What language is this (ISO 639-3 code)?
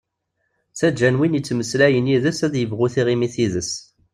kab